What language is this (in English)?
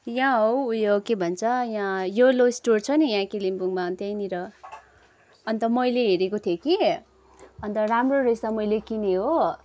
Nepali